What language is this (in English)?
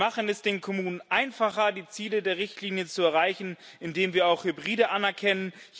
German